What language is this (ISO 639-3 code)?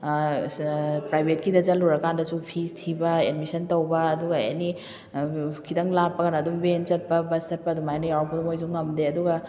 mni